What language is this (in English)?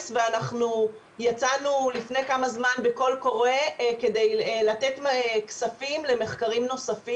Hebrew